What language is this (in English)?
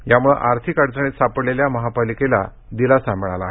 Marathi